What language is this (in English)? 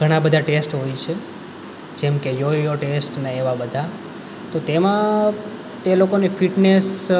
Gujarati